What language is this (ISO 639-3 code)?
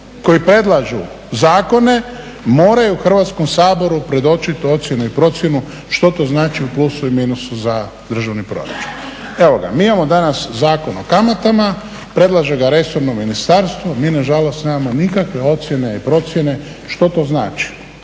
hrv